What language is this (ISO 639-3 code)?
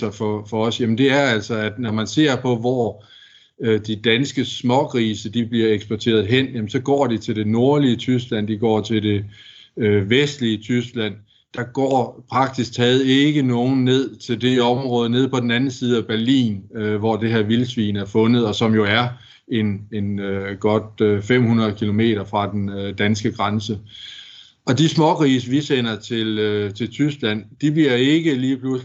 dan